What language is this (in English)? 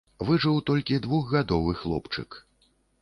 Belarusian